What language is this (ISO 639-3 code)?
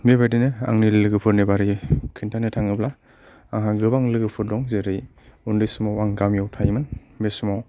brx